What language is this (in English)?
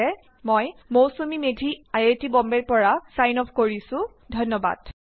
Assamese